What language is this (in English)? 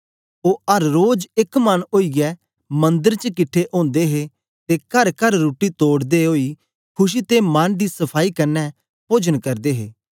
Dogri